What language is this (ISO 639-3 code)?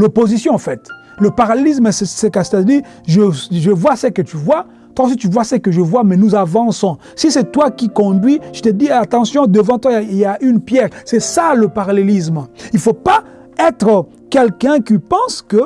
fra